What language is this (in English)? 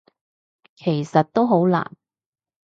Cantonese